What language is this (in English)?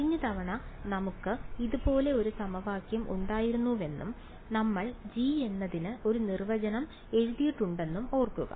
Malayalam